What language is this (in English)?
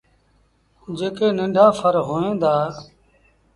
Sindhi Bhil